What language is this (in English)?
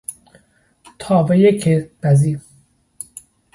Persian